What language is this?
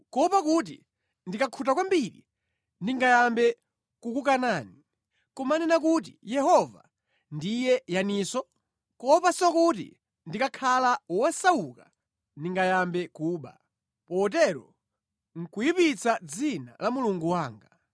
Nyanja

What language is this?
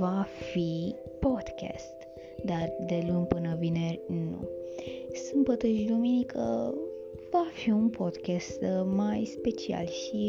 Romanian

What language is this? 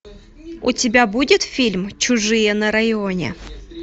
Russian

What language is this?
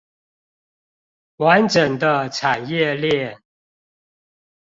Chinese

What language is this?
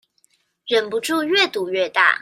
Chinese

